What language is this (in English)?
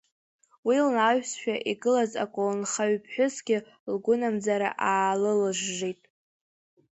Abkhazian